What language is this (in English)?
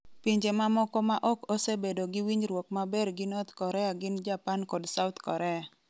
Luo (Kenya and Tanzania)